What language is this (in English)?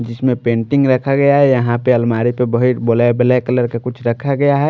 Hindi